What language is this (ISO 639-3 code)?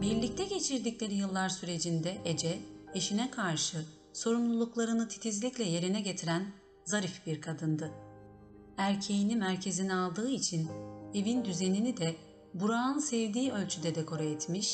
tur